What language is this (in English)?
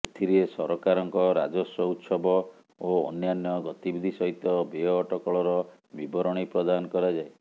Odia